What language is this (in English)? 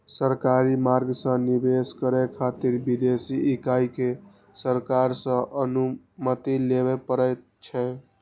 Maithili